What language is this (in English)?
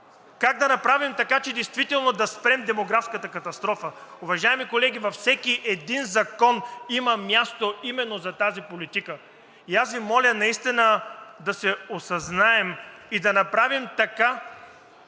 Bulgarian